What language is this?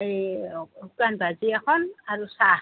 Assamese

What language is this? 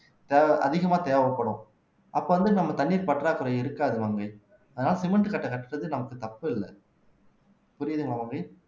Tamil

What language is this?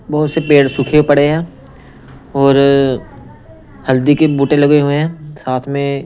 Hindi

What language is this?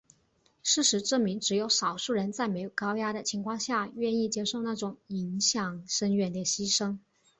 Chinese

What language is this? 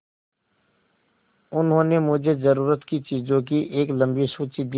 Hindi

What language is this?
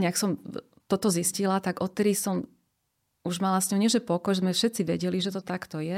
Slovak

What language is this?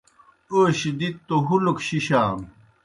Kohistani Shina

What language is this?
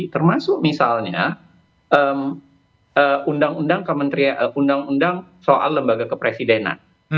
Indonesian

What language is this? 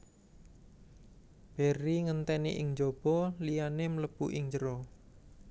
Javanese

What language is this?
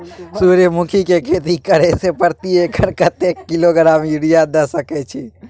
Maithili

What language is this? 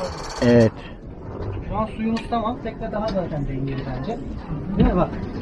Turkish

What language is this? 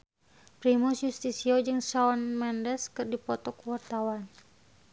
Sundanese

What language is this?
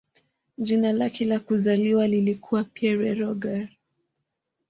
Swahili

